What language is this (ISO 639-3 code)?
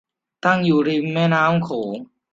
tha